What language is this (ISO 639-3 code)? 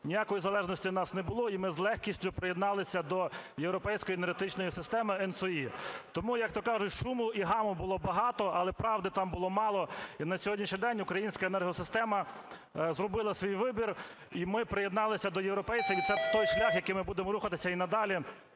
ukr